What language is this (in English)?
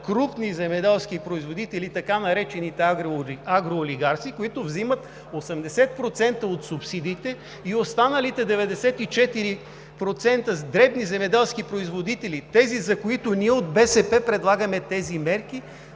Bulgarian